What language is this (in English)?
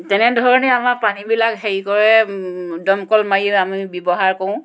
Assamese